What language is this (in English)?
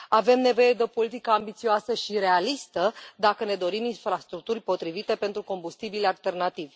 Romanian